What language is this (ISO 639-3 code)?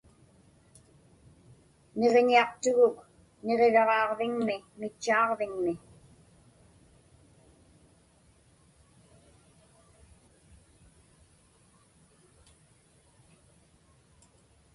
ipk